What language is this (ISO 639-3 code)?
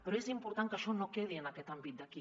cat